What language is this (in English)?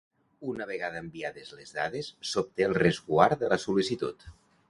Catalan